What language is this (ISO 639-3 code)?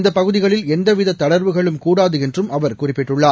tam